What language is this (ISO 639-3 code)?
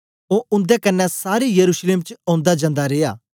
doi